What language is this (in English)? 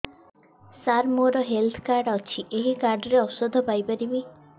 Odia